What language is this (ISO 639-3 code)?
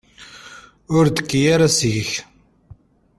kab